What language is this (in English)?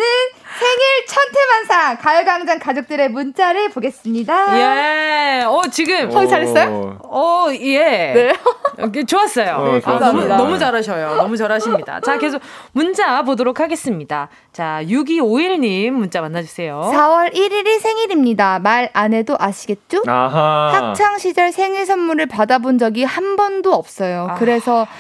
Korean